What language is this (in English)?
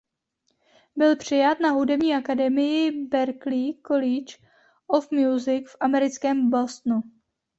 Czech